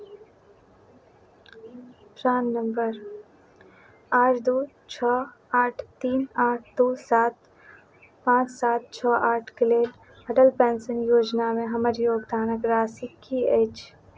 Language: Maithili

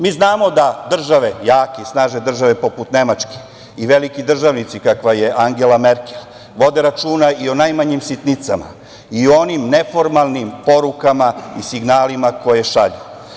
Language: Serbian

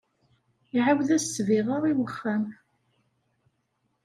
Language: Kabyle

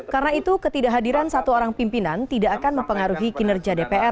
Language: Indonesian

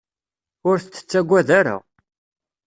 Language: Kabyle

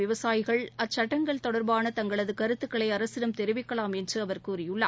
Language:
Tamil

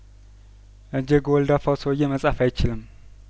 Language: Amharic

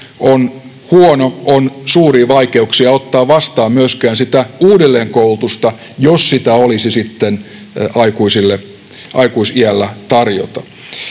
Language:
Finnish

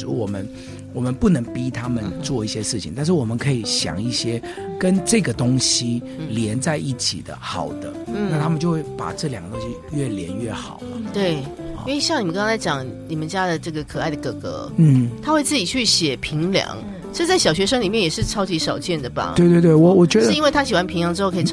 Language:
Chinese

